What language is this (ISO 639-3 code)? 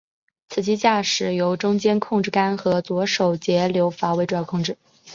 zho